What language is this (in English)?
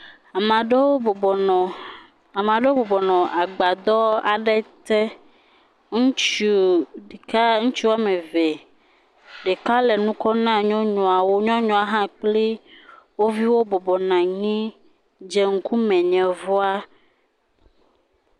Ewe